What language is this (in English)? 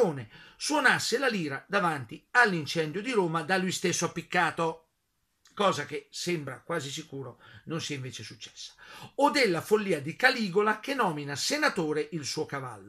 Italian